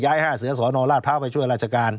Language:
Thai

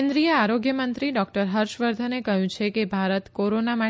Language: Gujarati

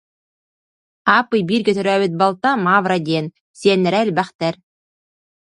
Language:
Yakut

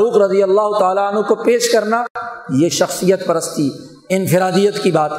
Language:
Urdu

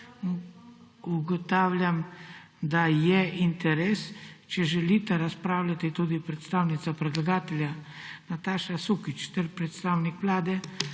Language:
Slovenian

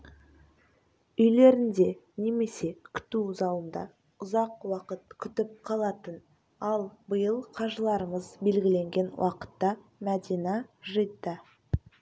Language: Kazakh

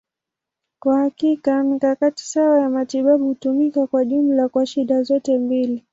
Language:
Swahili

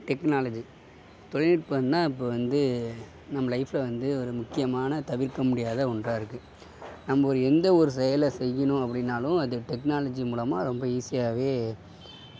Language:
Tamil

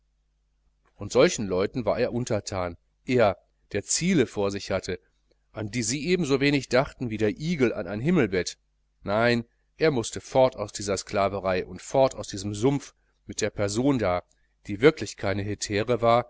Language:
German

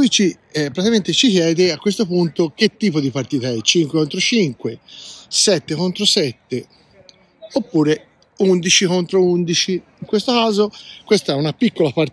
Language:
Italian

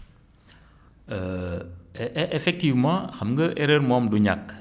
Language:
Wolof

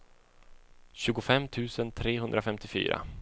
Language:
Swedish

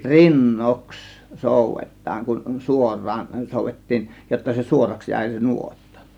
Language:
Finnish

